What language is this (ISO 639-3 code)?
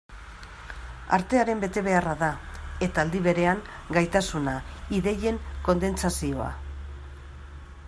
eus